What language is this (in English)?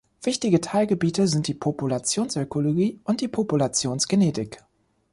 German